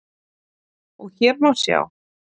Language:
Icelandic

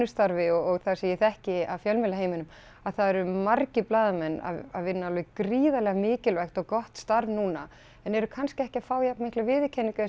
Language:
Icelandic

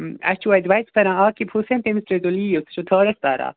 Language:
Kashmiri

